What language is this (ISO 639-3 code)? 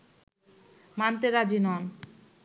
ben